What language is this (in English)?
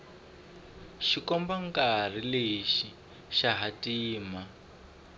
Tsonga